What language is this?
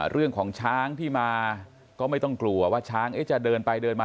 Thai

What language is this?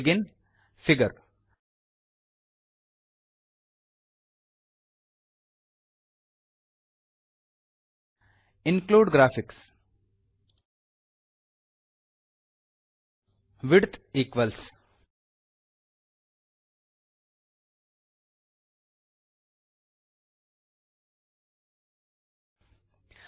Kannada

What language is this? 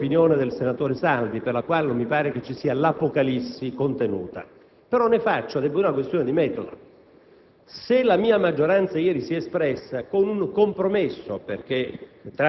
Italian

